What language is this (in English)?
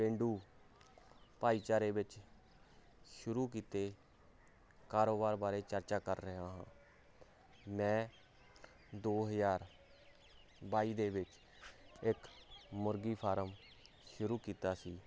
Punjabi